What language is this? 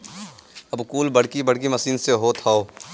Bhojpuri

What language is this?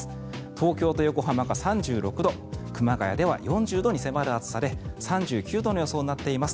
Japanese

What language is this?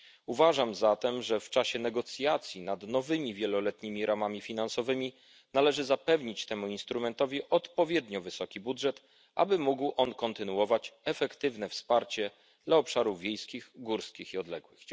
Polish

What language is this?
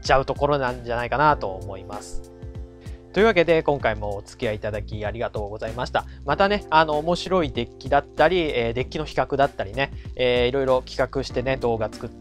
Japanese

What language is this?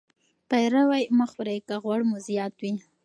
Pashto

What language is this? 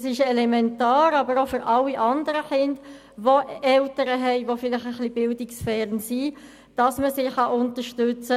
Swiss German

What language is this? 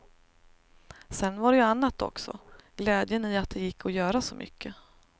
Swedish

